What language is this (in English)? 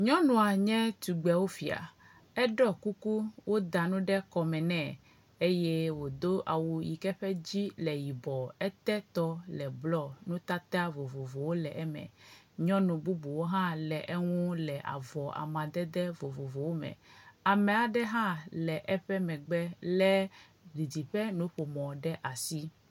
Ewe